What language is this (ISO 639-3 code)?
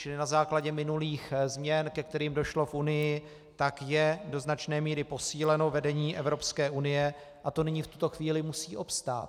ces